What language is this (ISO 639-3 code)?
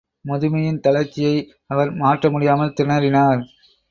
tam